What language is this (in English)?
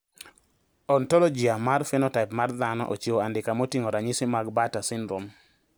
Luo (Kenya and Tanzania)